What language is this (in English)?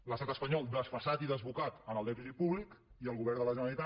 Catalan